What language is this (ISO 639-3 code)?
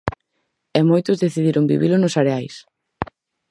glg